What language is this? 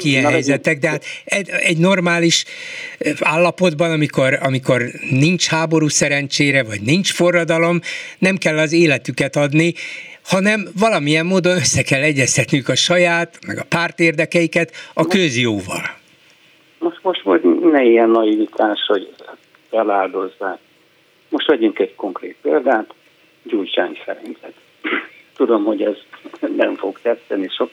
Hungarian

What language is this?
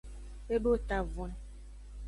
Aja (Benin)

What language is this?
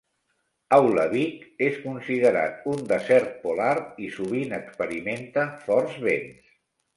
Catalan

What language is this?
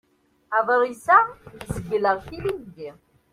Kabyle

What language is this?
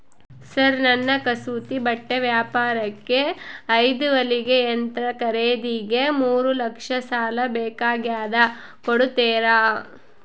Kannada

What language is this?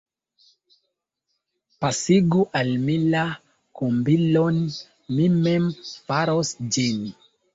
Esperanto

